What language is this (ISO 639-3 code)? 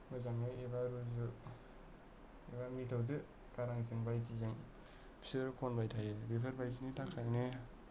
brx